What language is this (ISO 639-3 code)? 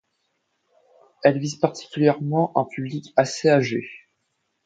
fra